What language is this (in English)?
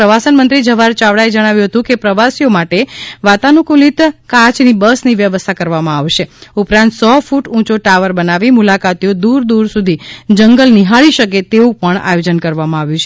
Gujarati